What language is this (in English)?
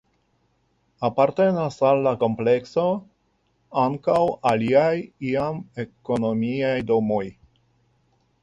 Esperanto